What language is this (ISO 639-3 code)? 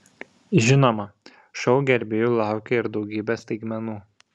lit